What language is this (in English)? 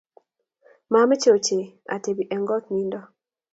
Kalenjin